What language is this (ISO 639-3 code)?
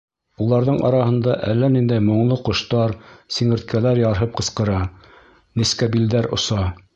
bak